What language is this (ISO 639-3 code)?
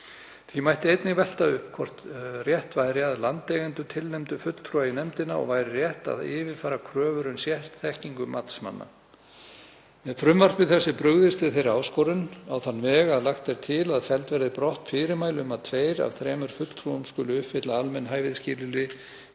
isl